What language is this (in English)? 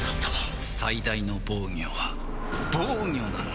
Japanese